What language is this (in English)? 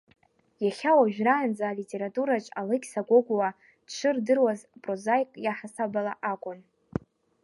Abkhazian